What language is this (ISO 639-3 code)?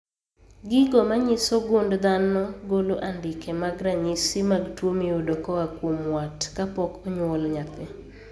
luo